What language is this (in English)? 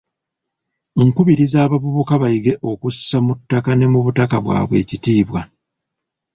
Ganda